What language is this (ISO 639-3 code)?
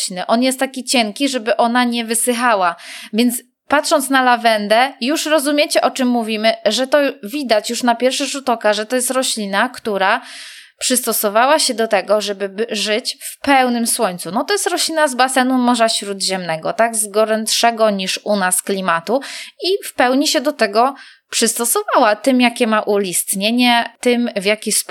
pol